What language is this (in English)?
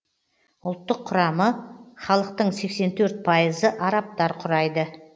Kazakh